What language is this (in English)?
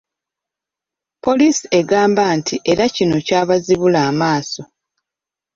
Ganda